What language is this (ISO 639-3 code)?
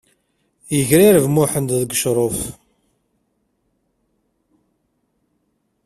kab